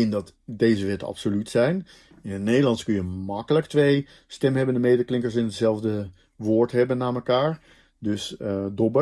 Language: Dutch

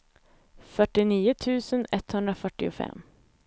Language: Swedish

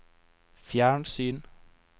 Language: Norwegian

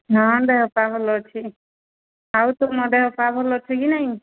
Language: Odia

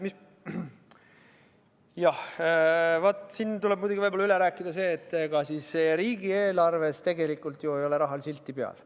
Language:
Estonian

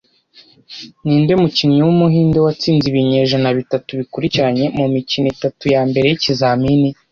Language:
Kinyarwanda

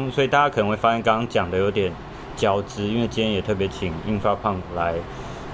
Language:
Chinese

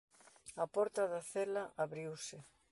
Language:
Galician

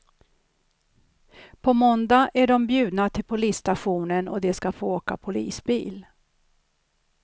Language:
Swedish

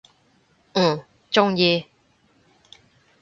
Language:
Cantonese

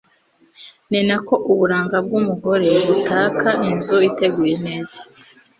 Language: Kinyarwanda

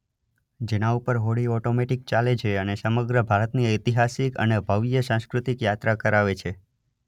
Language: Gujarati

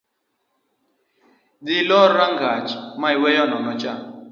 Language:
Luo (Kenya and Tanzania)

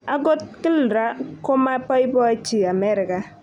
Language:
Kalenjin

